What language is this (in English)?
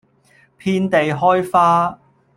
Cantonese